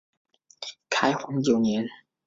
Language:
Chinese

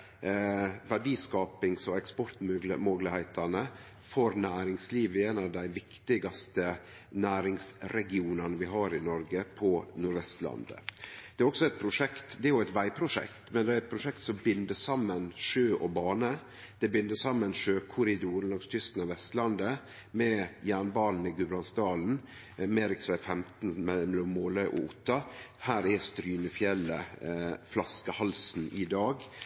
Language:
Norwegian Nynorsk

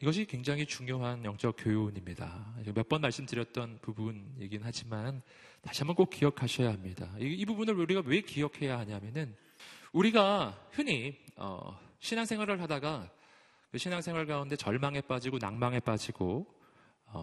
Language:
Korean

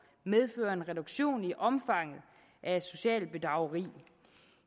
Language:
Danish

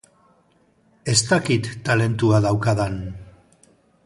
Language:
Basque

